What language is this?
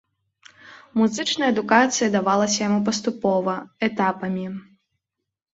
Belarusian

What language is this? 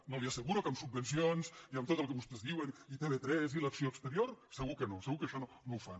Catalan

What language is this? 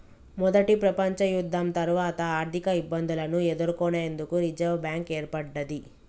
Telugu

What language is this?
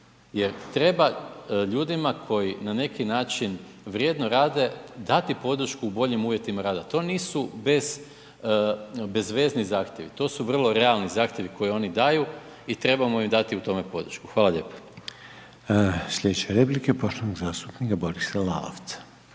Croatian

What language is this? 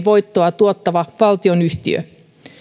Finnish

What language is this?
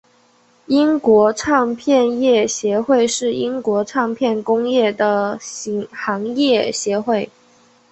Chinese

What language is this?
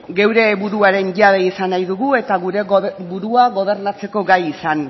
Basque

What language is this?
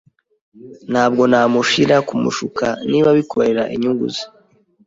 Kinyarwanda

